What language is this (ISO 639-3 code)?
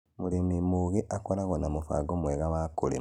kik